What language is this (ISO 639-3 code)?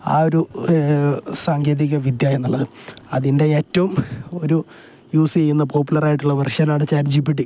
mal